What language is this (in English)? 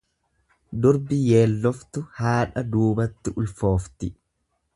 Oromo